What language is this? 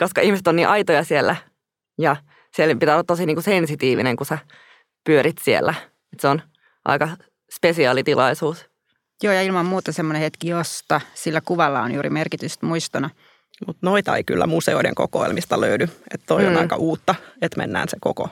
Finnish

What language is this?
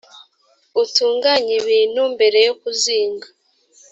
Kinyarwanda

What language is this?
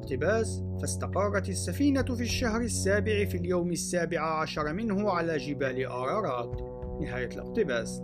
Arabic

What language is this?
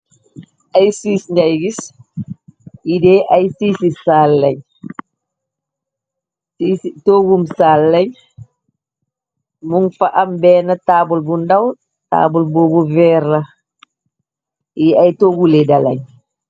Wolof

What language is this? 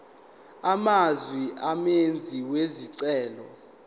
Zulu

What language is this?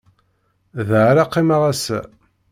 Kabyle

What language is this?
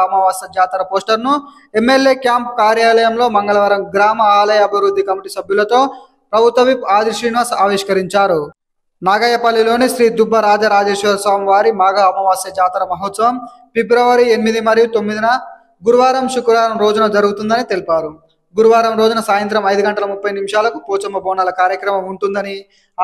Telugu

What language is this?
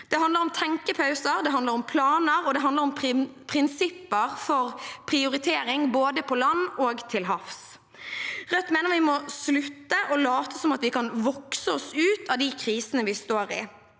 Norwegian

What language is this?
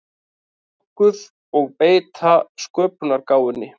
Icelandic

